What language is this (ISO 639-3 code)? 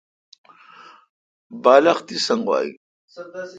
xka